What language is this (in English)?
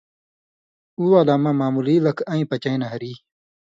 Indus Kohistani